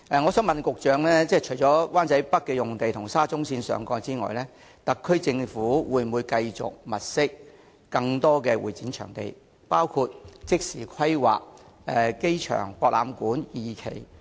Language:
Cantonese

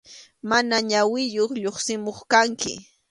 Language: Arequipa-La Unión Quechua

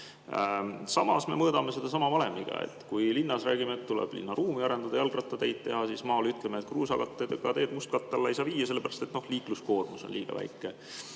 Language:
Estonian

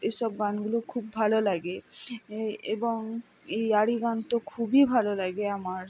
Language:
Bangla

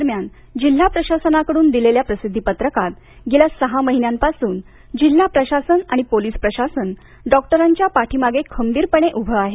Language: Marathi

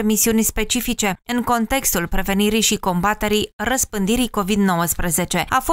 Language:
Romanian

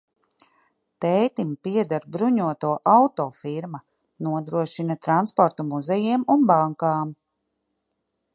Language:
Latvian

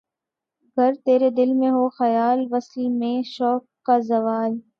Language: Urdu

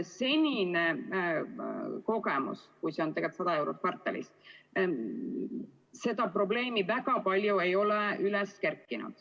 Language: Estonian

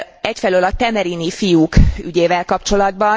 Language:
Hungarian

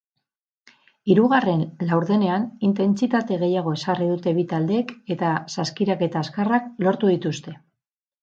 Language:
Basque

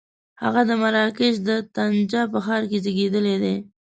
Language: Pashto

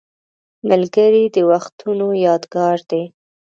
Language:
Pashto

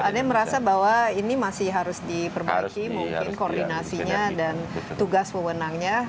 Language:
Indonesian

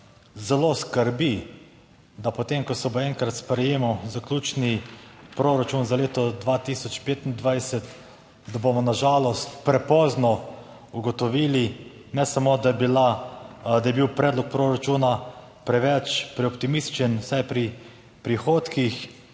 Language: Slovenian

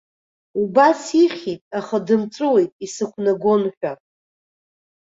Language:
Abkhazian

